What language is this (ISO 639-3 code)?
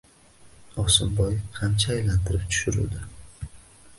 uzb